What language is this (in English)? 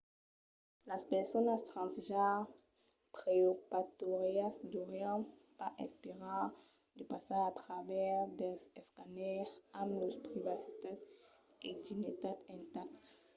Occitan